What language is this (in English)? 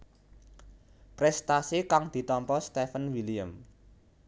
Javanese